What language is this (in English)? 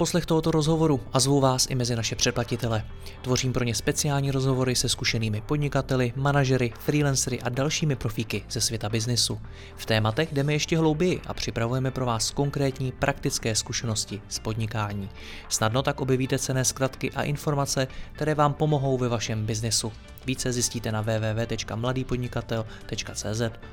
Czech